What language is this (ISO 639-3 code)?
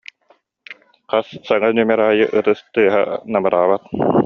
sah